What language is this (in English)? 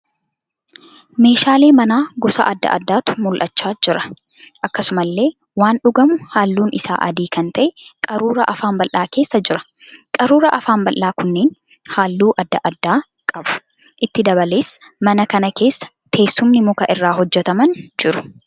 Oromo